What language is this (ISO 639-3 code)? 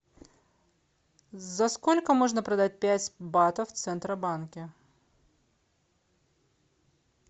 rus